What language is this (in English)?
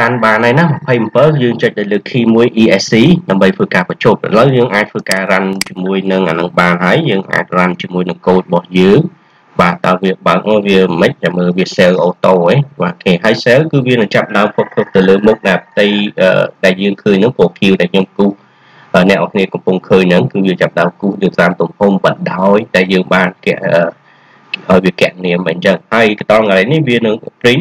Vietnamese